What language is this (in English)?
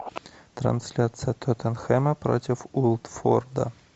Russian